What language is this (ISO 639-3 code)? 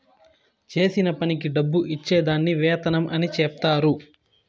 tel